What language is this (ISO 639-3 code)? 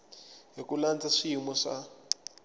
tso